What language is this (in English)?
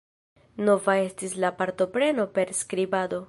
Esperanto